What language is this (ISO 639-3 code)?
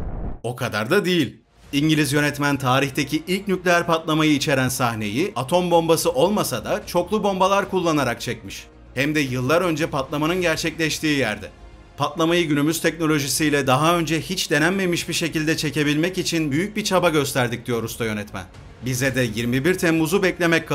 tur